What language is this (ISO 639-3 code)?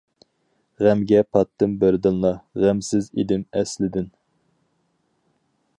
uig